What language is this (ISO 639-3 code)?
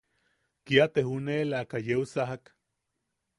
yaq